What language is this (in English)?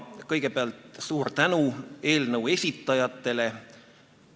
Estonian